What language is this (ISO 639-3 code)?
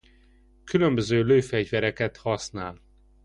hun